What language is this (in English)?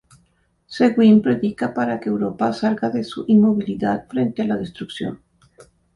Spanish